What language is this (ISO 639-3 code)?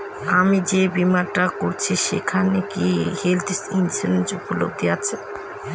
ben